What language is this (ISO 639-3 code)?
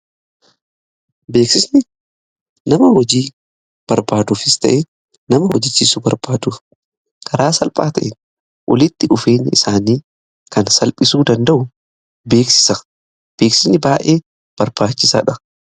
orm